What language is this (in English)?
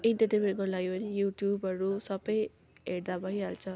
Nepali